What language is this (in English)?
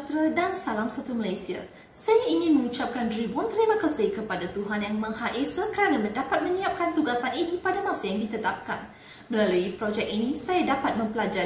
Malay